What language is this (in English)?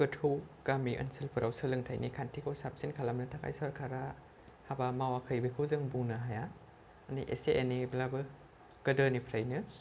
Bodo